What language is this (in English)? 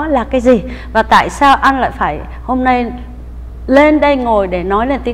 Vietnamese